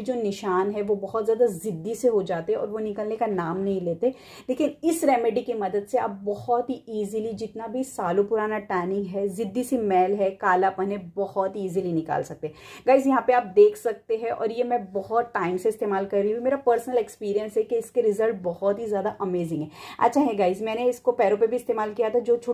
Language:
Hindi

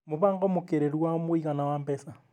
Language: Kikuyu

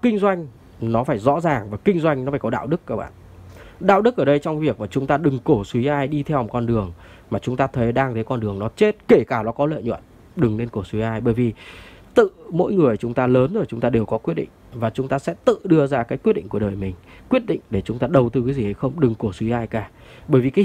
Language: Vietnamese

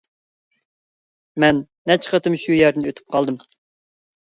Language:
Uyghur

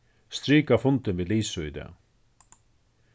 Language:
Faroese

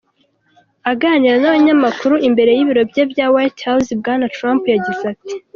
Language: Kinyarwanda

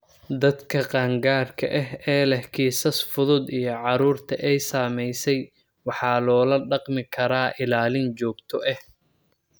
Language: Somali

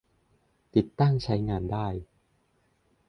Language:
Thai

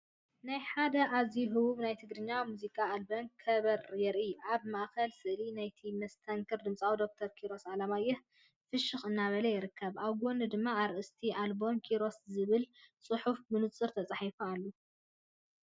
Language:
Tigrinya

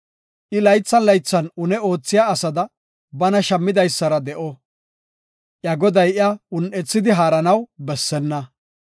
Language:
Gofa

